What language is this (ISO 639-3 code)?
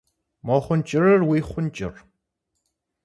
kbd